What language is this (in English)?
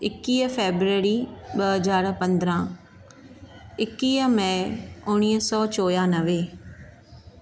Sindhi